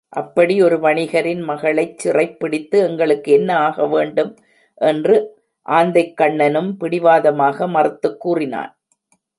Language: Tamil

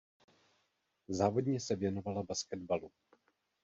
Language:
Czech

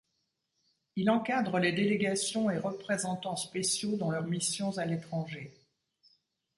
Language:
French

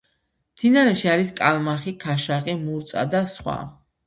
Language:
Georgian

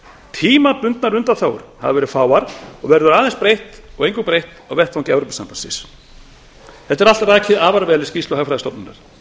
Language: Icelandic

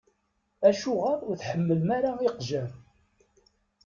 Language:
Kabyle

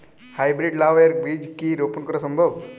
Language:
Bangla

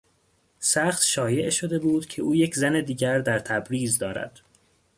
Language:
Persian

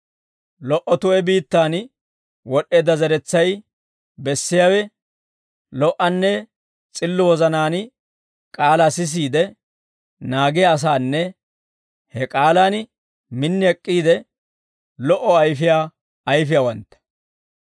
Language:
Dawro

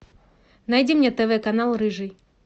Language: Russian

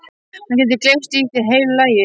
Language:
Icelandic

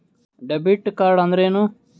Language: Kannada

